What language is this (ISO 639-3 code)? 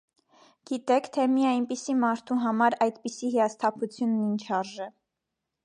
hye